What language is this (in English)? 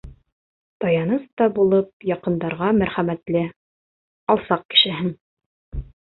Bashkir